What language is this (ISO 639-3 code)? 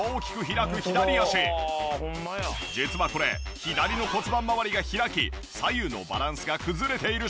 jpn